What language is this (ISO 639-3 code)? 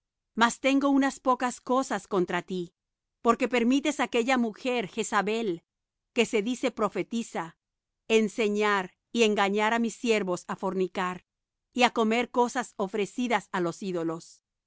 spa